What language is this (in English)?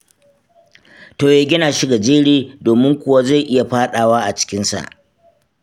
Hausa